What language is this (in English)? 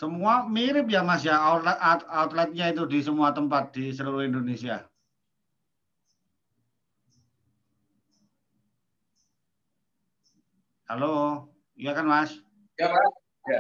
Indonesian